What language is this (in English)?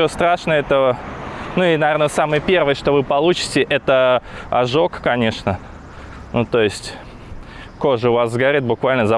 Russian